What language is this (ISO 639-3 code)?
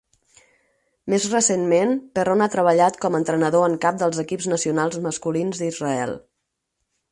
cat